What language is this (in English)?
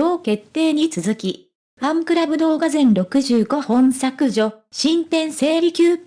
Japanese